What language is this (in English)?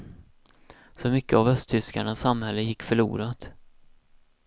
Swedish